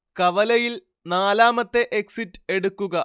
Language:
Malayalam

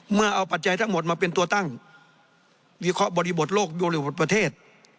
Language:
Thai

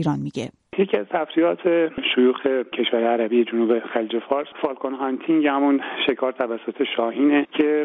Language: Persian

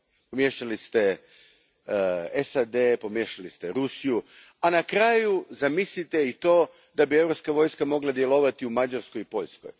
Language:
Croatian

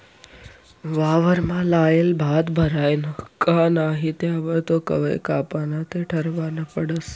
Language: Marathi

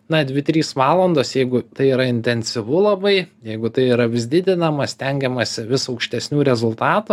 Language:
Lithuanian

